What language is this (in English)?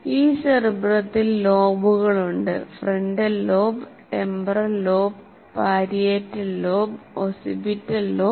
Malayalam